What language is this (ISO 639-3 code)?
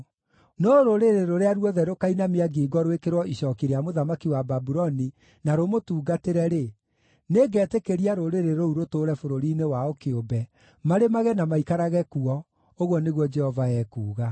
kik